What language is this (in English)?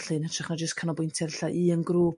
Welsh